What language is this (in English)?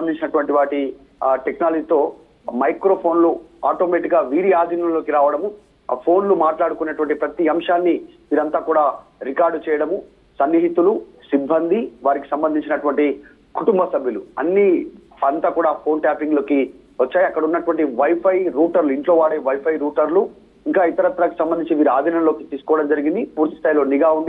Telugu